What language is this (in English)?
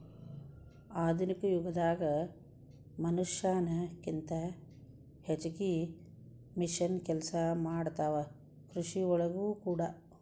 Kannada